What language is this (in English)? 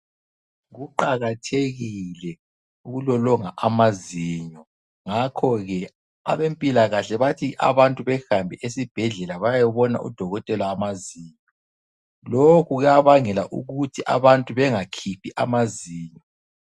North Ndebele